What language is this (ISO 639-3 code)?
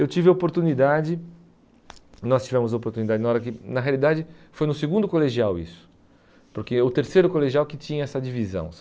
por